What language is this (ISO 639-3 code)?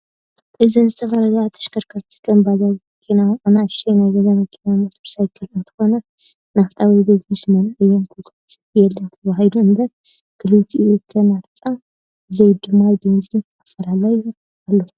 tir